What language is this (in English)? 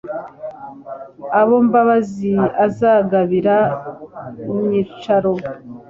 Kinyarwanda